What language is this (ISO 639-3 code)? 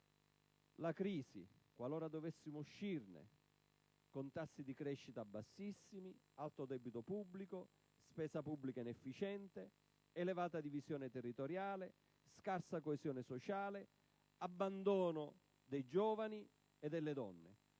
ita